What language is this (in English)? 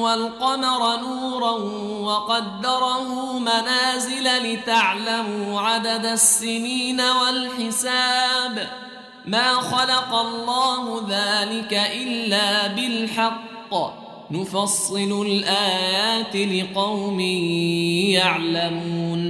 Arabic